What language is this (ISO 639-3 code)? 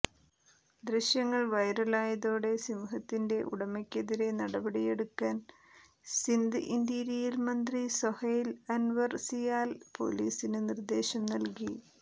mal